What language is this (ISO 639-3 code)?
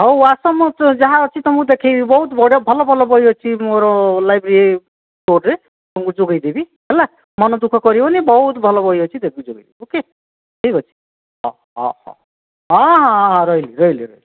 ori